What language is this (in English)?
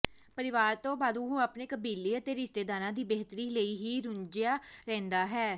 Punjabi